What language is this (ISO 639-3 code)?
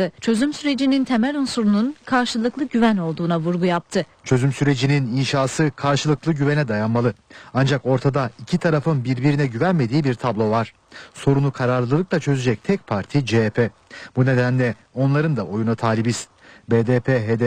tur